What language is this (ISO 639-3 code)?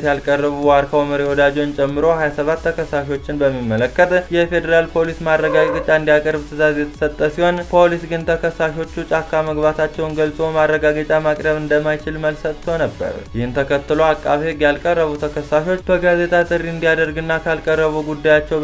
ara